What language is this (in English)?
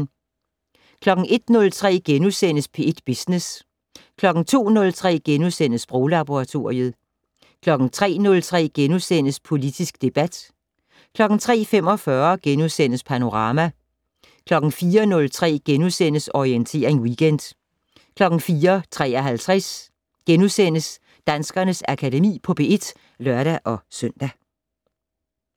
Danish